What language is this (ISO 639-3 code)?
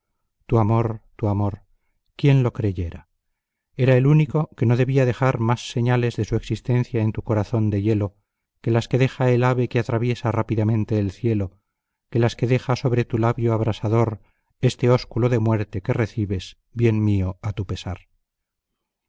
spa